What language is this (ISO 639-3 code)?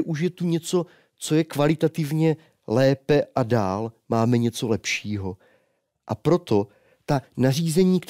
ces